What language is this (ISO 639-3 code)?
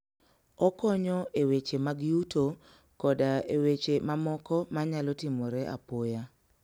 luo